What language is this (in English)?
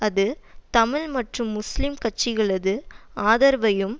Tamil